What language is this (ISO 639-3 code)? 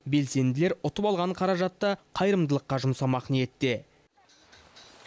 kaz